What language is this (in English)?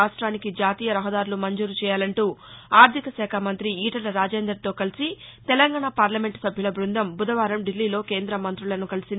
Telugu